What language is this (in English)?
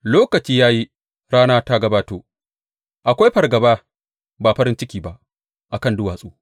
Hausa